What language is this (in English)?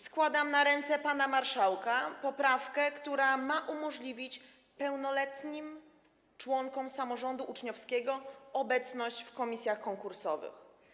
Polish